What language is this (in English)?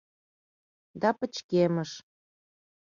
Mari